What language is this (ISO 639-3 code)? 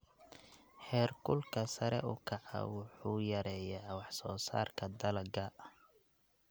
som